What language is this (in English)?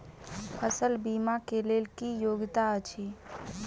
Maithili